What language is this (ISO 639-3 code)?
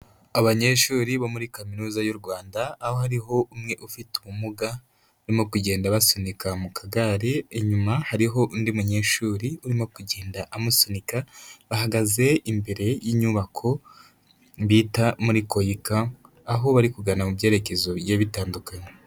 kin